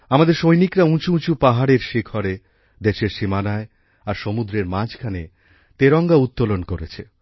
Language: Bangla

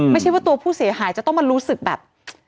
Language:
Thai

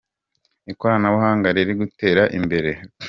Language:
Kinyarwanda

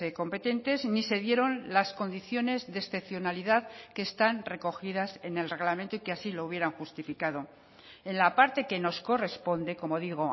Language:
Spanish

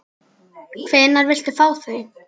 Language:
Icelandic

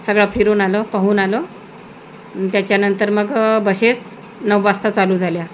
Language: Marathi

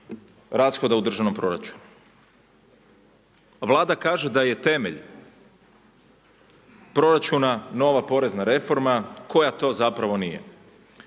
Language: Croatian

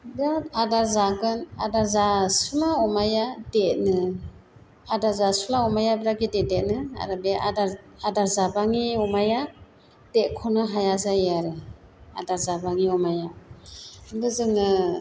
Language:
Bodo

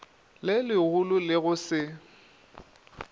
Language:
Northern Sotho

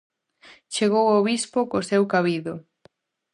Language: Galician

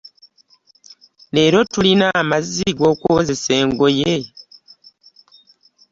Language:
Ganda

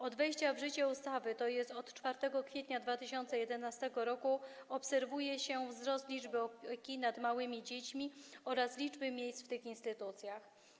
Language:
Polish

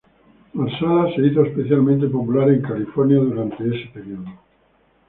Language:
Spanish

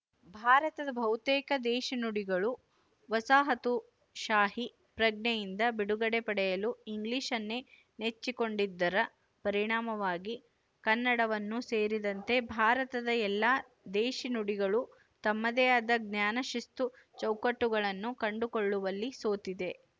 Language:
Kannada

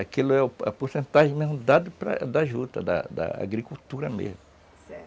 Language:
Portuguese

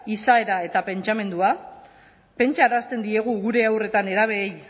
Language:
Basque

